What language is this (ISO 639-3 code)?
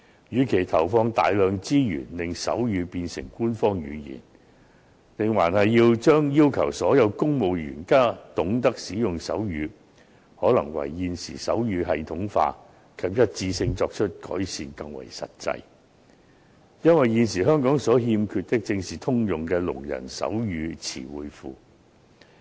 yue